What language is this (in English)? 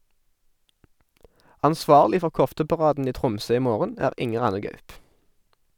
Norwegian